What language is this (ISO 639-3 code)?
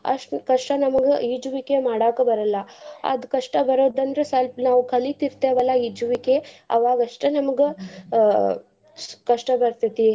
kan